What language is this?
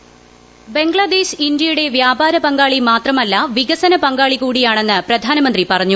Malayalam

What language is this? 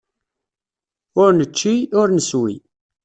Kabyle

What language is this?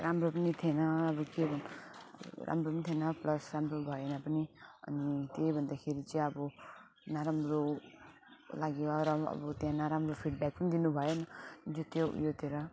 Nepali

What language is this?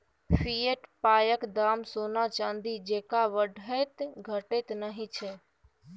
Maithili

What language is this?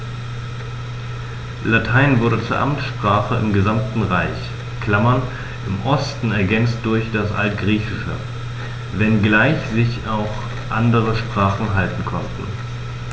German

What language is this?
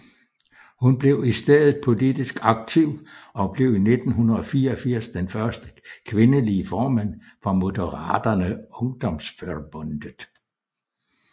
Danish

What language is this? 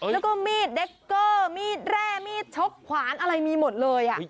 Thai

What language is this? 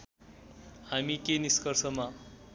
Nepali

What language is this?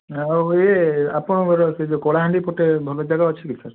Odia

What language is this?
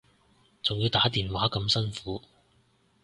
Cantonese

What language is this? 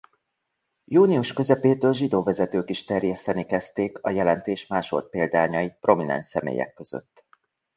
Hungarian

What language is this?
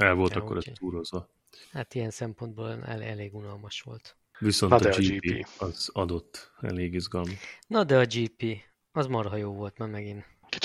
Hungarian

